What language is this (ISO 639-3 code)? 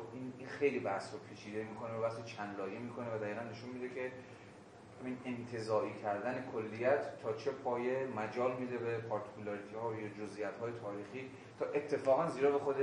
fas